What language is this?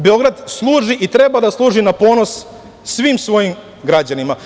Serbian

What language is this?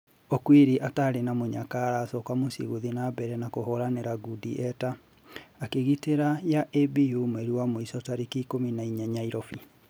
Kikuyu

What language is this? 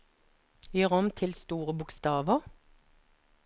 Norwegian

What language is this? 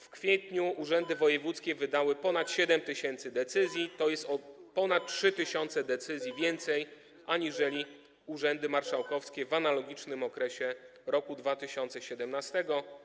Polish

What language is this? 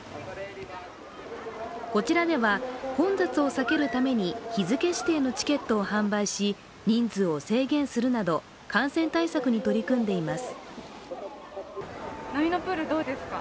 Japanese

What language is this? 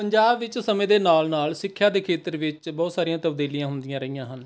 Punjabi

